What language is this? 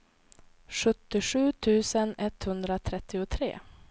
Swedish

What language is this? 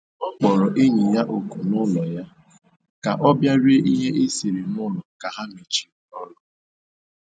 Igbo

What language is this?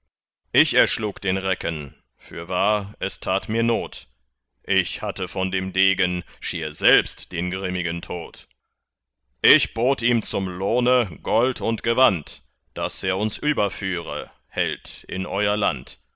German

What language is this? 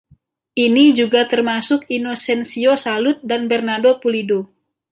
Indonesian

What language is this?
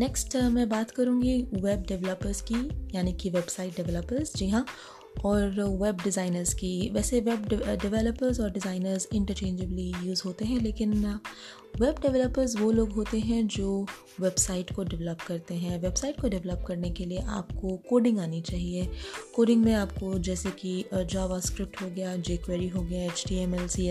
Hindi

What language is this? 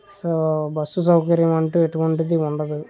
Telugu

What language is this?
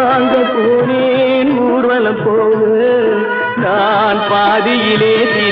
Tamil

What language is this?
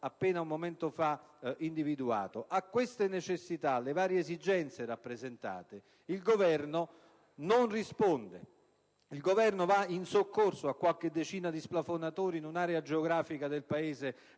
Italian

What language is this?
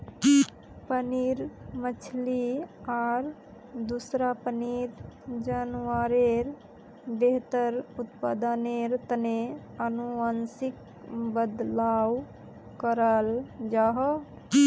Magahi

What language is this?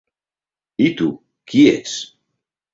Catalan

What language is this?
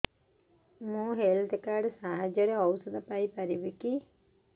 Odia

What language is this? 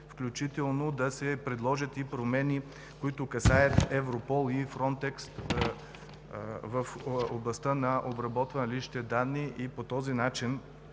Bulgarian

